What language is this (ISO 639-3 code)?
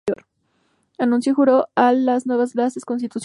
spa